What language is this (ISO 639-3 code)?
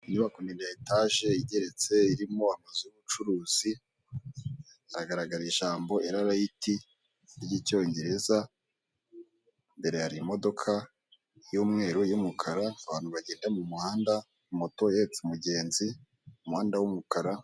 kin